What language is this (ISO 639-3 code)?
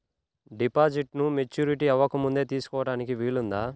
tel